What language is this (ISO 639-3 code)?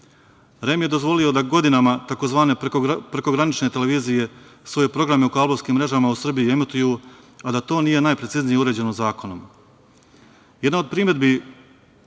srp